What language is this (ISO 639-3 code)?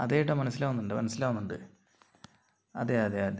mal